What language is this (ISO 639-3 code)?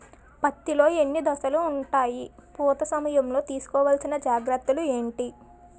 tel